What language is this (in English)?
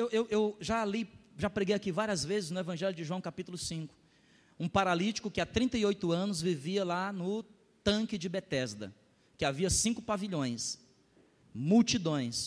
Portuguese